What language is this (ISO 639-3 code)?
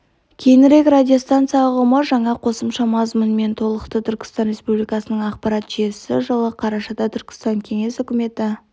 kaz